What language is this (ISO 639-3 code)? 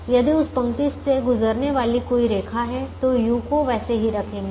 hin